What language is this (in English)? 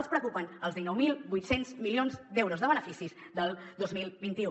Catalan